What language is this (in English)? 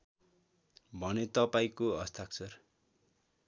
Nepali